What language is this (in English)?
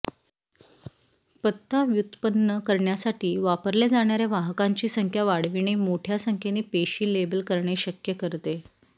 Marathi